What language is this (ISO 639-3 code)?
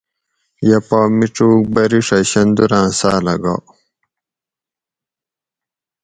gwc